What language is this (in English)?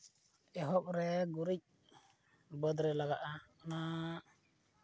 Santali